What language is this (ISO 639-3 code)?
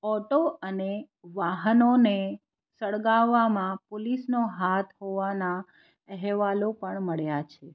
guj